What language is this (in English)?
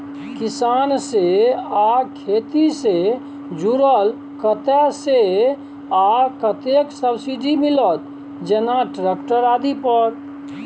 Maithili